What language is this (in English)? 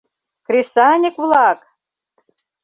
Mari